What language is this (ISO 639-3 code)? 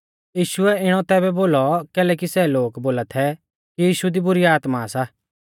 bfz